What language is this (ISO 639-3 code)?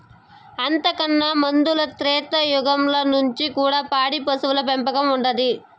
tel